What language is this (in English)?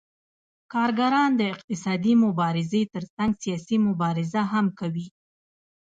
Pashto